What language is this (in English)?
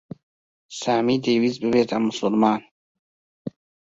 Central Kurdish